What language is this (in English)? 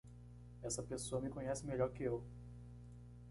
Portuguese